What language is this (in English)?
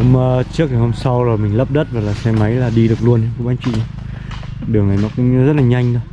Vietnamese